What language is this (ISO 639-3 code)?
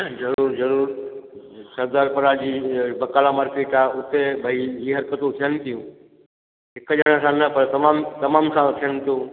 snd